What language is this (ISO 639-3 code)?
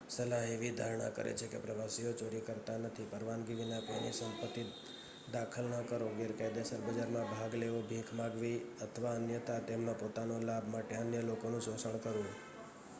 guj